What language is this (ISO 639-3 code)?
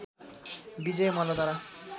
nep